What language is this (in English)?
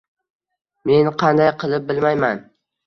Uzbek